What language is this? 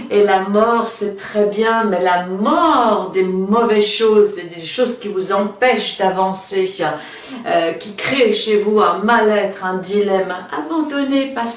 French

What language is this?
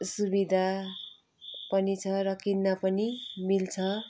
Nepali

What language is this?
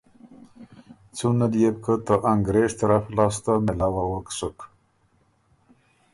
Ormuri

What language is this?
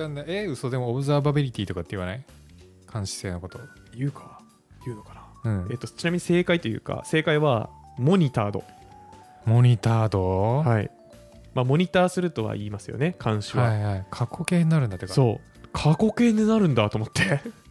Japanese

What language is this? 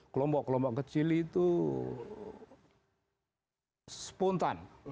Indonesian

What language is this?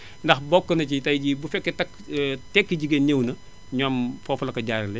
Wolof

